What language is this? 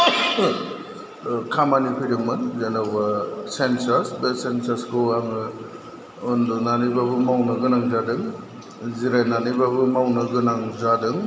Bodo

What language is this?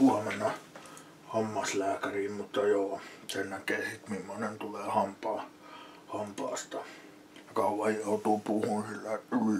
Finnish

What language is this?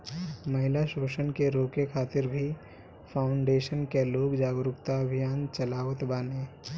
Bhojpuri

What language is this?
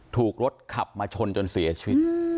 Thai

